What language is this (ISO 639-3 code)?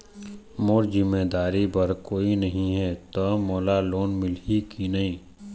hne